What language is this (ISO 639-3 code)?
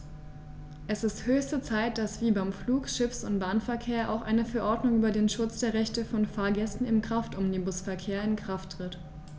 deu